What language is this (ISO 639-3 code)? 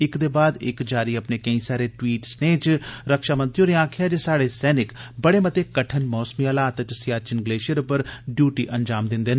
doi